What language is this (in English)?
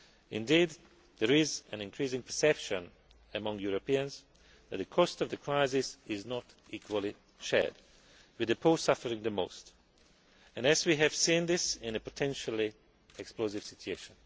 English